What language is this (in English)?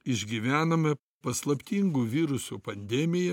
Lithuanian